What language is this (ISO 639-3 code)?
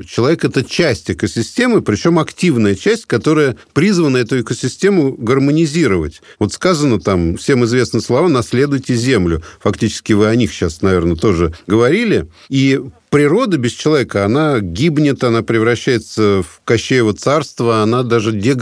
rus